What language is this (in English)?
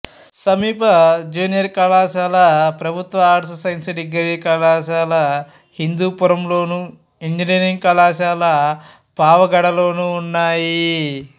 Telugu